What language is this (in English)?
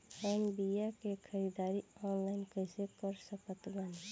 Bhojpuri